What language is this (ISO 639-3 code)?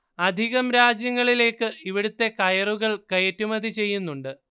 mal